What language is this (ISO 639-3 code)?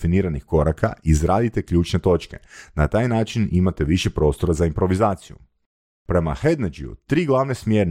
hrv